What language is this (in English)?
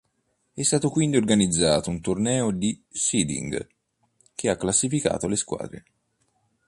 Italian